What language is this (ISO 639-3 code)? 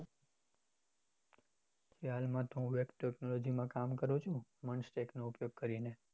guj